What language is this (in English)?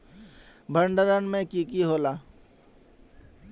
Magahi